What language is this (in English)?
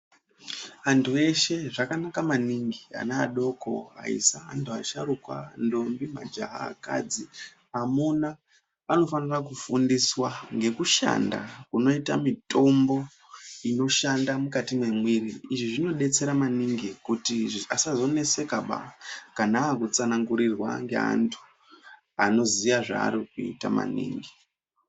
Ndau